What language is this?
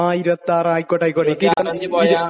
Malayalam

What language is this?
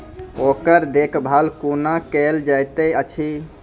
Maithili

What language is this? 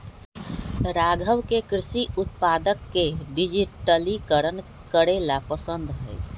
Magahi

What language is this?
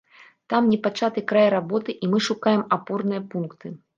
Belarusian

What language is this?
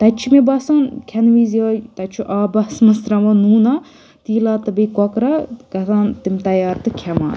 Kashmiri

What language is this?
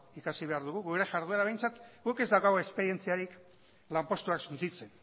Basque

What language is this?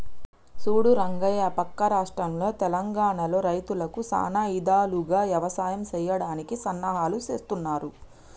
Telugu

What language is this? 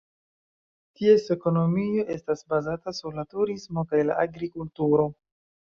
Esperanto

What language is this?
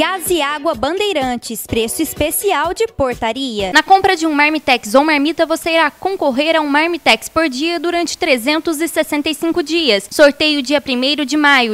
Portuguese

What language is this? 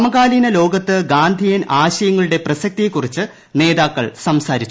Malayalam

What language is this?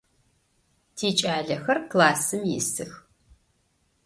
Adyghe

